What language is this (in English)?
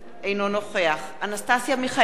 Hebrew